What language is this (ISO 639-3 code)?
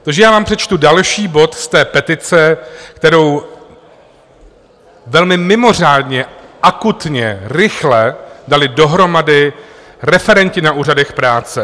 ces